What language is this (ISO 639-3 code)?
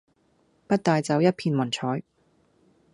yue